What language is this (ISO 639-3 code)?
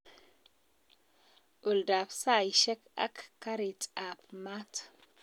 kln